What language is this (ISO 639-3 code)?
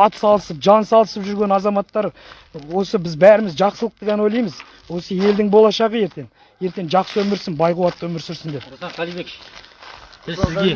kaz